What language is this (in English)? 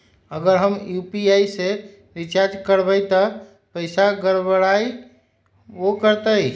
Magahi